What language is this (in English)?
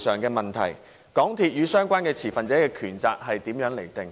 Cantonese